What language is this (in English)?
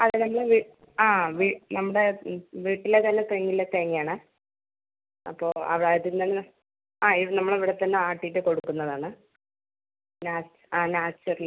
Malayalam